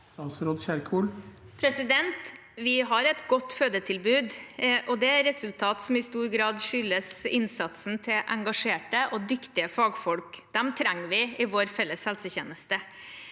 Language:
Norwegian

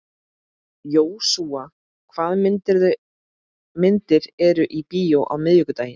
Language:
Icelandic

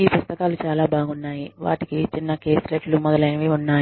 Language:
Telugu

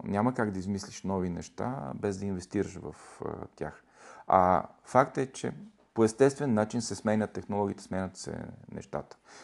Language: Bulgarian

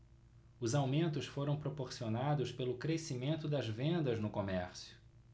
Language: Portuguese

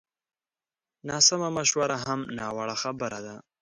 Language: Pashto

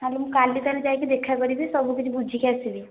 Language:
Odia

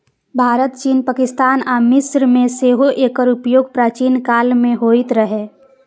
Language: Maithili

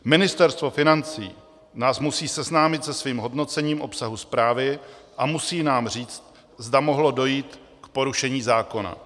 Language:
Czech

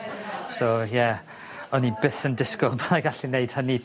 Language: Welsh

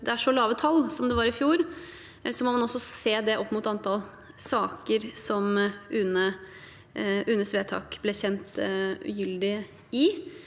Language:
Norwegian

